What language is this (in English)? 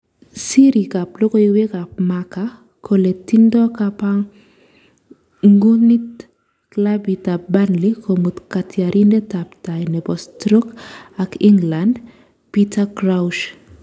Kalenjin